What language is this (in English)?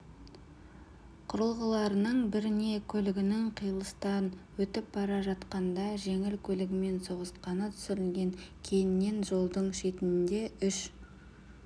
Kazakh